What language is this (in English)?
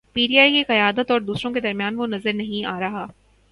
Urdu